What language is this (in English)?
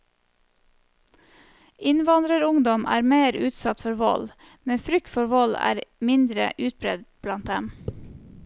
Norwegian